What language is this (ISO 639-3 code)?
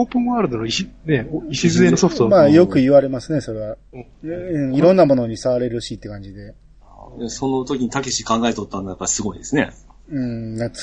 jpn